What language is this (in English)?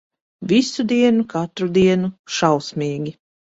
Latvian